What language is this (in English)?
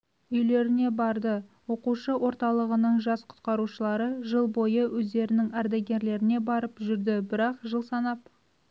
Kazakh